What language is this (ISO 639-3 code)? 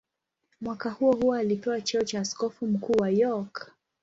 swa